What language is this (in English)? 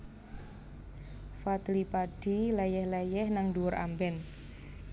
Javanese